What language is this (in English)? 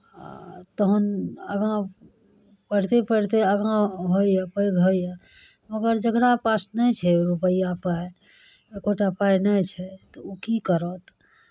Maithili